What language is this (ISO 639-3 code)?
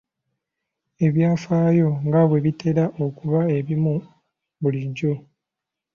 lug